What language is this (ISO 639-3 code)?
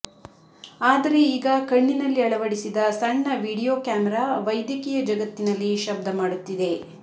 kan